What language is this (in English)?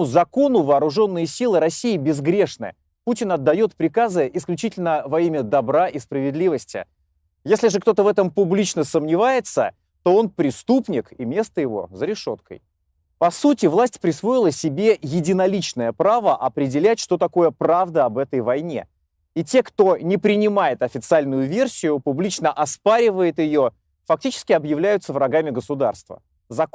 Russian